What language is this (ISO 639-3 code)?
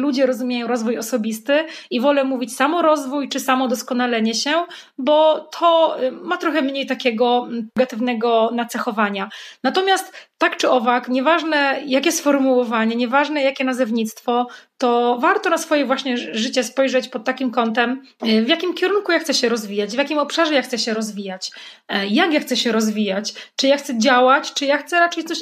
pol